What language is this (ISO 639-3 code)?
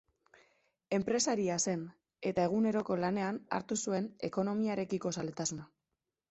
eus